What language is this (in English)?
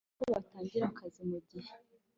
Kinyarwanda